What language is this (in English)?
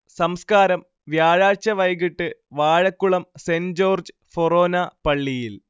Malayalam